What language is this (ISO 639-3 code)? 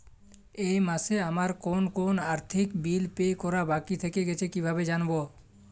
ben